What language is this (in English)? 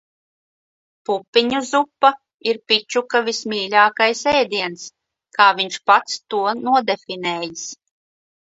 Latvian